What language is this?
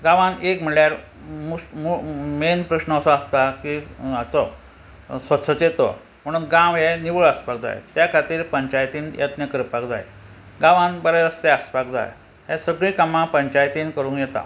Konkani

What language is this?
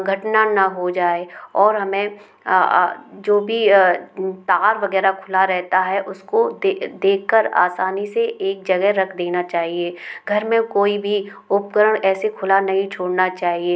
Hindi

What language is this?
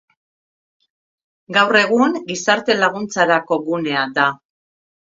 Basque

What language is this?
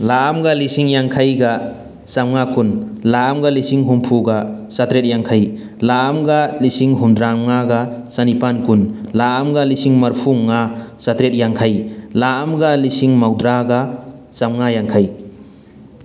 Manipuri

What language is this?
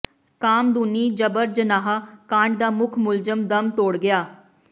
Punjabi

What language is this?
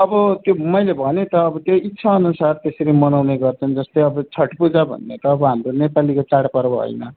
Nepali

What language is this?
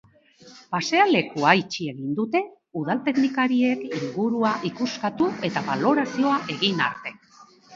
Basque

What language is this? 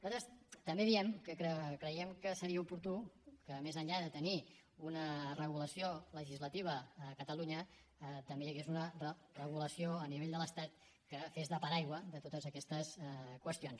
Catalan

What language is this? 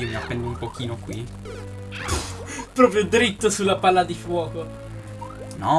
Italian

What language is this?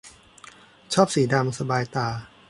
Thai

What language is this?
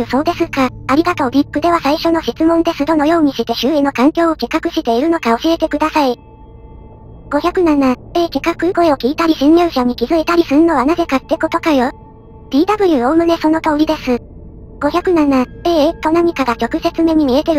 Japanese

